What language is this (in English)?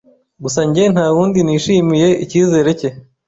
Kinyarwanda